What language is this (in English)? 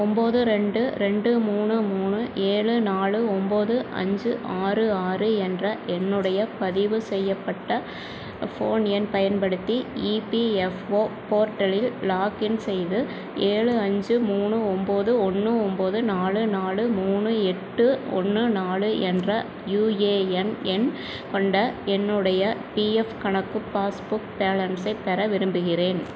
Tamil